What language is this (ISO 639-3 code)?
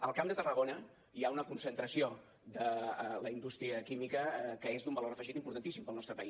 cat